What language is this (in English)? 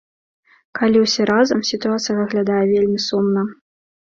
Belarusian